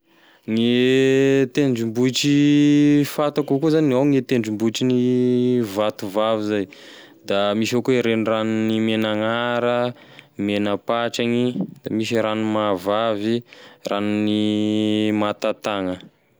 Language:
Tesaka Malagasy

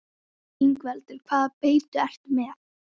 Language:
Icelandic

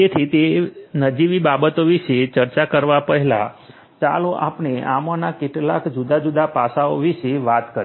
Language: Gujarati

